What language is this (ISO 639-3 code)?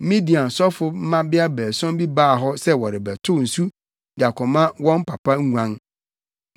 aka